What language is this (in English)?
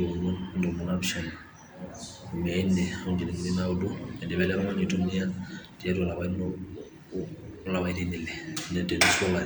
Masai